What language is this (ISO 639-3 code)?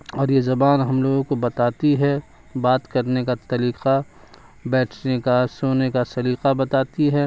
urd